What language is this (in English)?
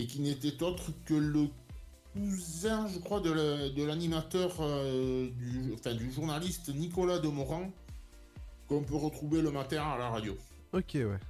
French